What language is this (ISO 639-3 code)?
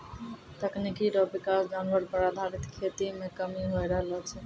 mai